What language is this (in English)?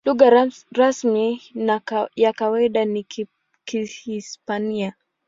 Swahili